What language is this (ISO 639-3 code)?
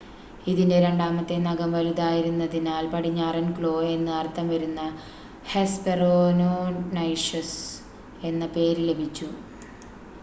mal